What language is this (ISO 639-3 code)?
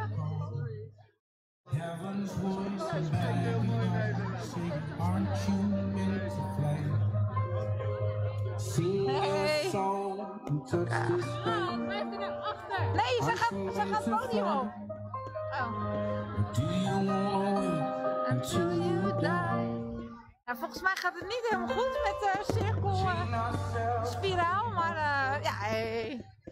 nld